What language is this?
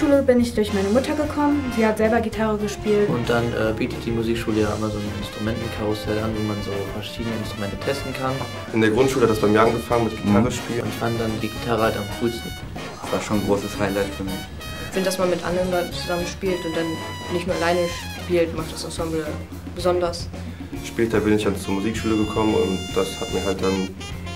German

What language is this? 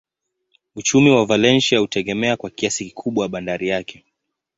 Swahili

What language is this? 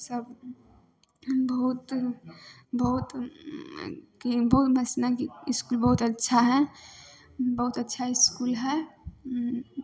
Maithili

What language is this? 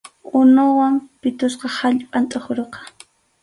Arequipa-La Unión Quechua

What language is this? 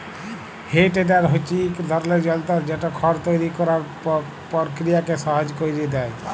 Bangla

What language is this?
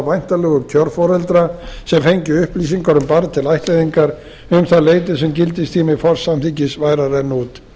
Icelandic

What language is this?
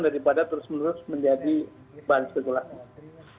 Indonesian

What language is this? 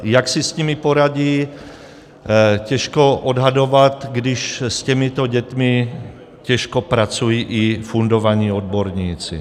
Czech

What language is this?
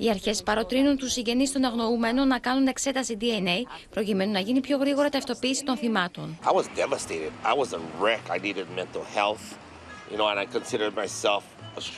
Greek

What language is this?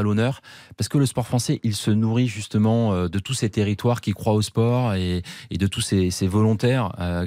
French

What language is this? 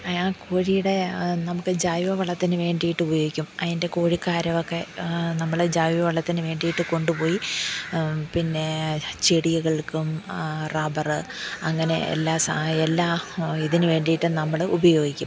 Malayalam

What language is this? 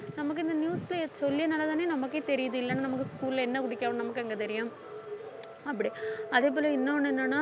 Tamil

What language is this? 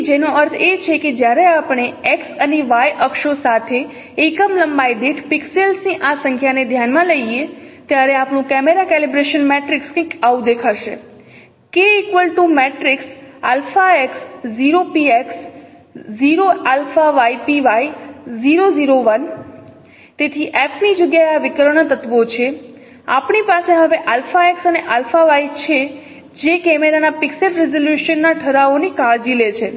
Gujarati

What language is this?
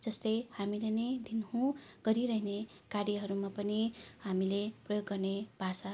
Nepali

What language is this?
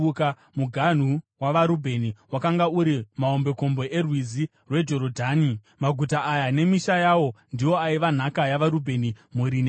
Shona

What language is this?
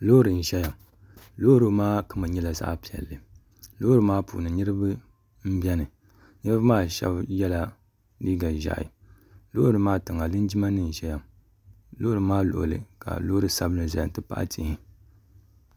Dagbani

